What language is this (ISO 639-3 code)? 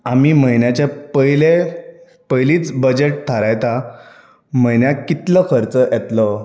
kok